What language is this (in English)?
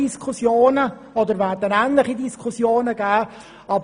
Swiss German